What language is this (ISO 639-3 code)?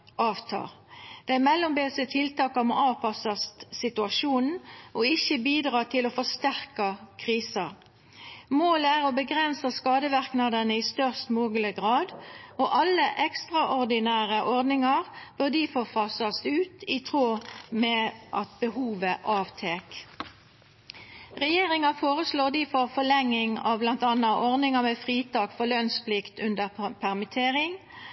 nno